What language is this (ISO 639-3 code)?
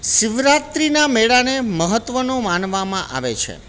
guj